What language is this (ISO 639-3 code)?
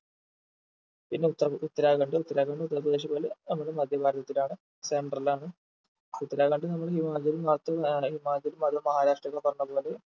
mal